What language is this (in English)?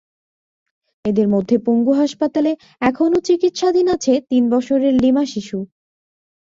Bangla